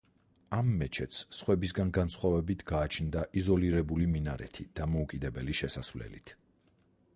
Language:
Georgian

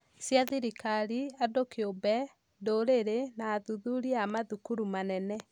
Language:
Kikuyu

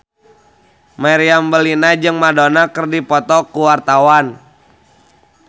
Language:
Sundanese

